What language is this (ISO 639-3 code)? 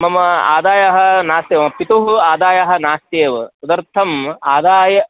san